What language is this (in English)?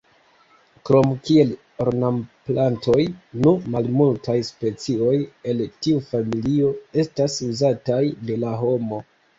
Esperanto